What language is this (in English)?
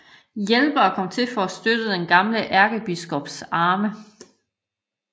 Danish